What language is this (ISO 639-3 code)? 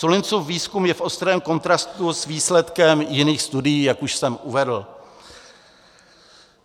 ces